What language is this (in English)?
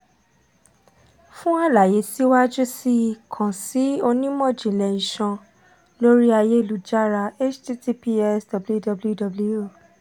Yoruba